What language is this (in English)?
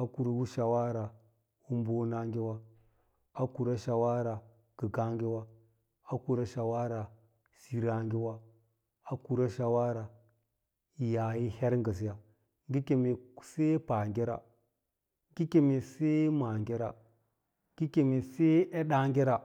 Lala-Roba